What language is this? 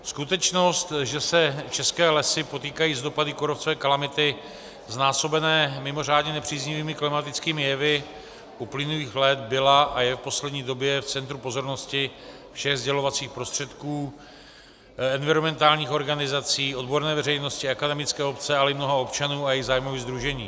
Czech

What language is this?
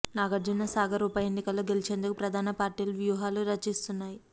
Telugu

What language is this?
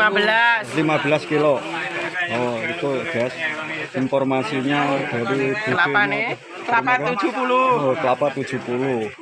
Indonesian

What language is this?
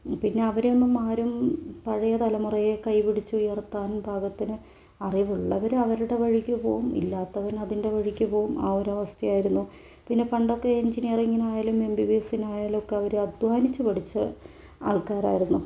Malayalam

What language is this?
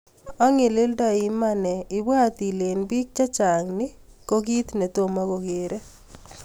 Kalenjin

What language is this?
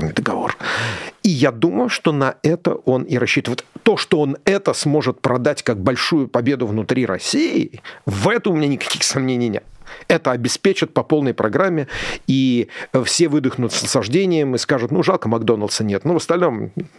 Russian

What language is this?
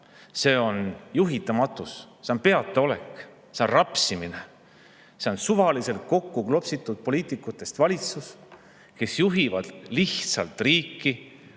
Estonian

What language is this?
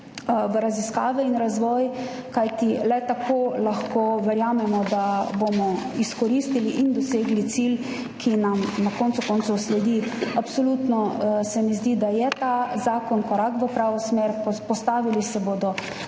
Slovenian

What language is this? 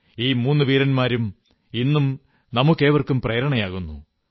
Malayalam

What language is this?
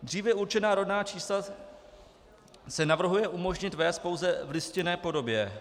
Czech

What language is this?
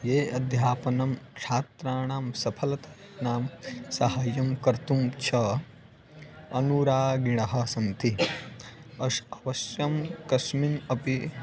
Sanskrit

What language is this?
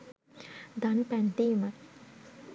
Sinhala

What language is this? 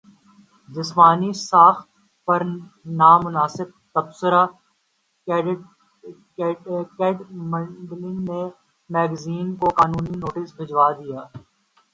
Urdu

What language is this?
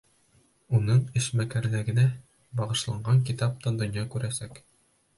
Bashkir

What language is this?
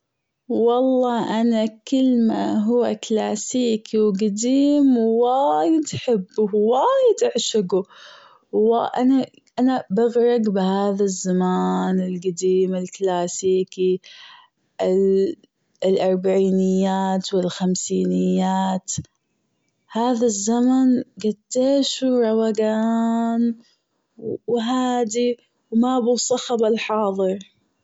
Gulf Arabic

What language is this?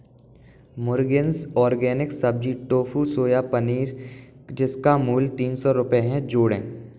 Hindi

